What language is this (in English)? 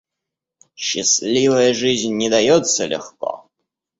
Russian